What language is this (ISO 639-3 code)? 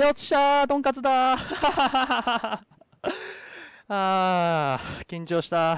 jpn